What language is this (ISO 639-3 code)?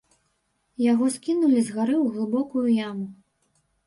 bel